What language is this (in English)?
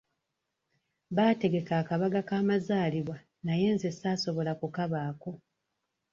Ganda